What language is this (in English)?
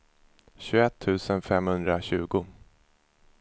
Swedish